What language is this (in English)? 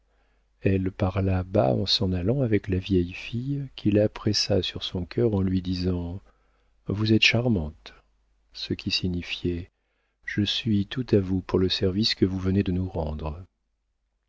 French